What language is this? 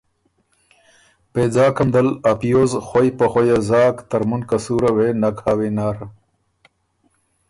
Ormuri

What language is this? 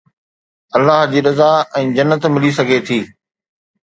Sindhi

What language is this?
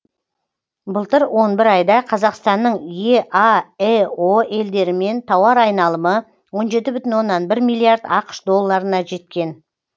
Kazakh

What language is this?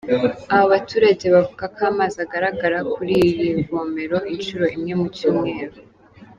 Kinyarwanda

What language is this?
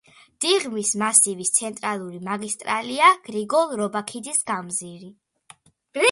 Georgian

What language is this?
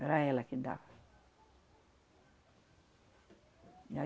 Portuguese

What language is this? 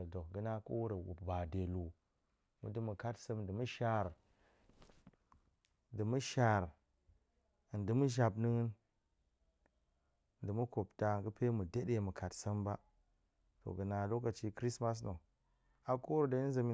Goemai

